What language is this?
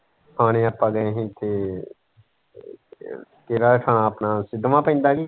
Punjabi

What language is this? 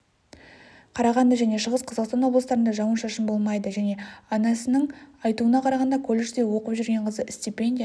Kazakh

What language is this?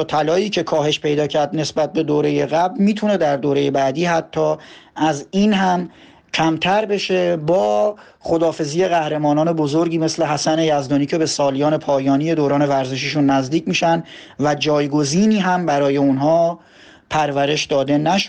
Persian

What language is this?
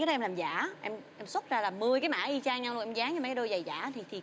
Vietnamese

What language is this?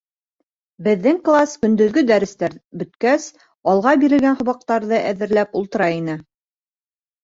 Bashkir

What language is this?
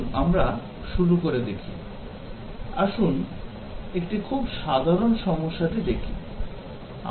Bangla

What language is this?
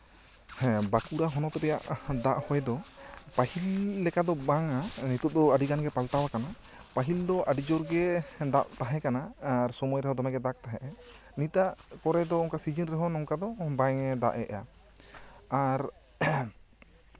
Santali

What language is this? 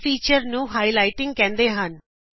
Punjabi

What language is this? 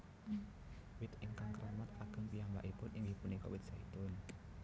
Javanese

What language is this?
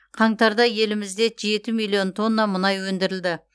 Kazakh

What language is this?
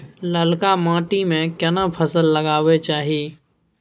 Maithili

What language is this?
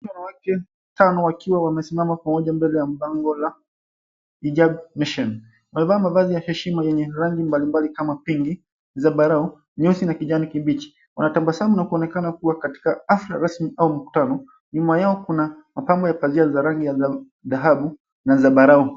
Swahili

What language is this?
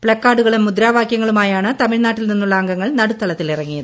Malayalam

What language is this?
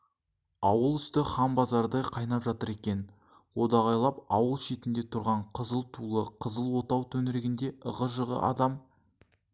Kazakh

